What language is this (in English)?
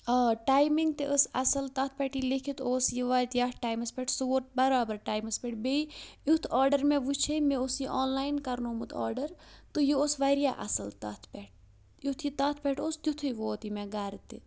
Kashmiri